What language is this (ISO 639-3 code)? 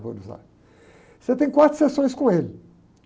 por